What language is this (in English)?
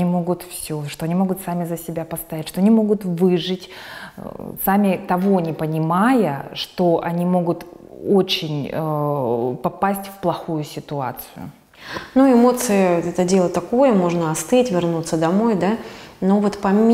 Russian